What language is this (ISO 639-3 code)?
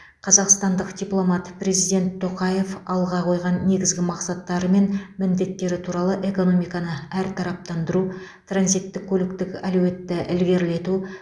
kaz